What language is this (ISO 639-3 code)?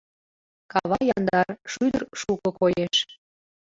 chm